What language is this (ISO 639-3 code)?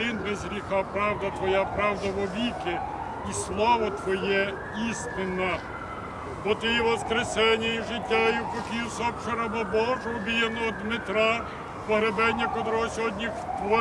ukr